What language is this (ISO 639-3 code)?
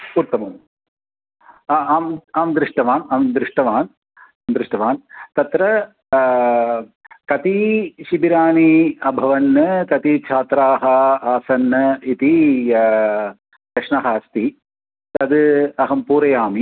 san